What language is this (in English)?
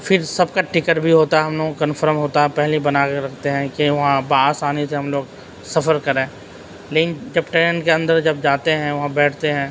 Urdu